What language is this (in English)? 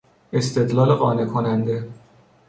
Persian